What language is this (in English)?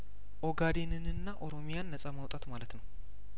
Amharic